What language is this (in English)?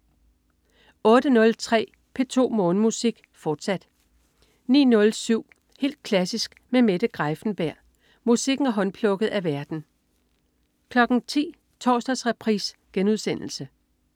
Danish